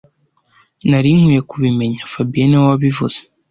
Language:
Kinyarwanda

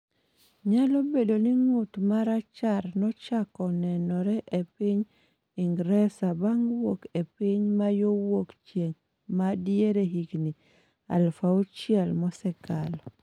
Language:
Luo (Kenya and Tanzania)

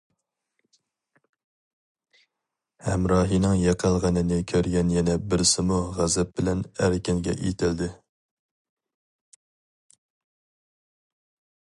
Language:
Uyghur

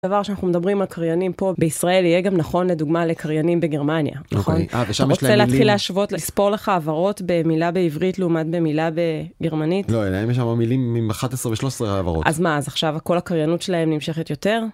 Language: Hebrew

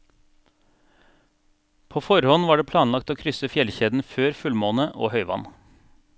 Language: Norwegian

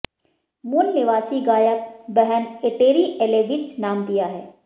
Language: Hindi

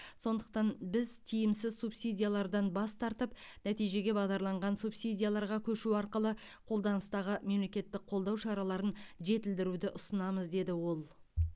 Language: Kazakh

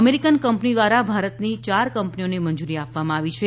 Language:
Gujarati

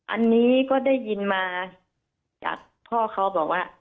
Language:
Thai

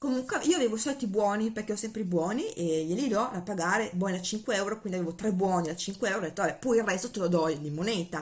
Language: Italian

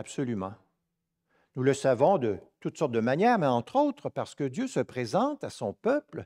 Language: French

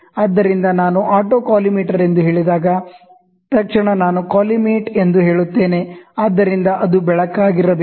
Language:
Kannada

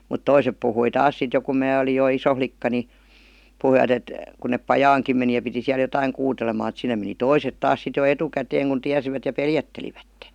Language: Finnish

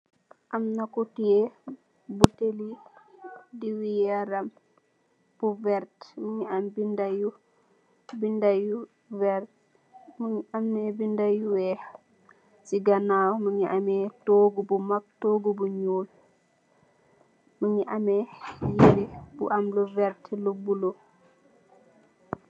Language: Wolof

